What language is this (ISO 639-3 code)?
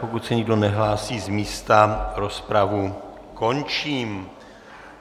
ces